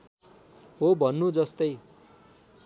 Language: Nepali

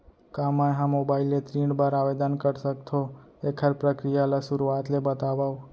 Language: Chhattisgarhi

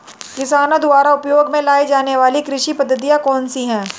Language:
Hindi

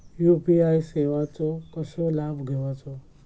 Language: Marathi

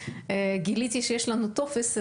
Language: Hebrew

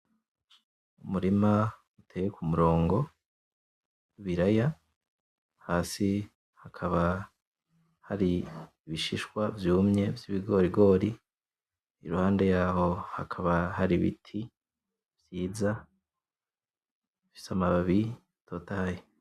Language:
Rundi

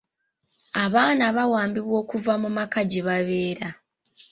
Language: Ganda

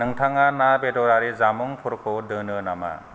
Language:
Bodo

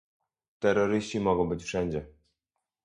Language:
Polish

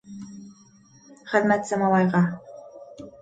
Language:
Bashkir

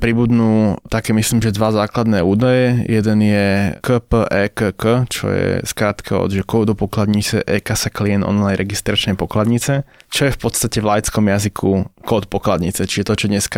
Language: Slovak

